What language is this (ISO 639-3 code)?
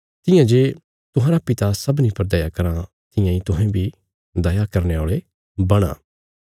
kfs